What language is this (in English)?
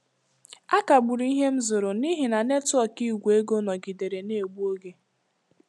Igbo